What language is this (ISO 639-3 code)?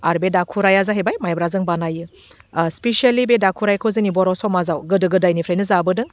brx